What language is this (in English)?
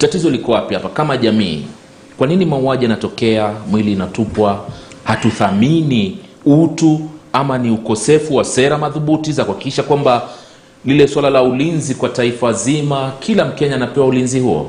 Swahili